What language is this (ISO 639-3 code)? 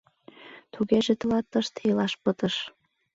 chm